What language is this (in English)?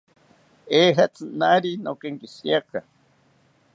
South Ucayali Ashéninka